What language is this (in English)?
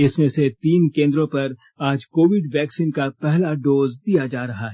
Hindi